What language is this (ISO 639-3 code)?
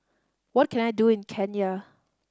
eng